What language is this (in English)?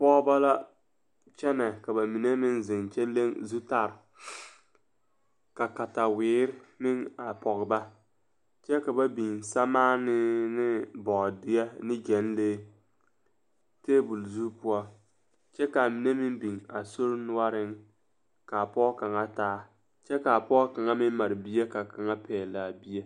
Southern Dagaare